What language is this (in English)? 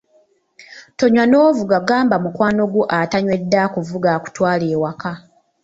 Ganda